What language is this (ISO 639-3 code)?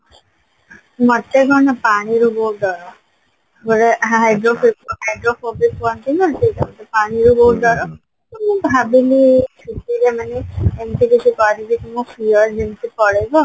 ori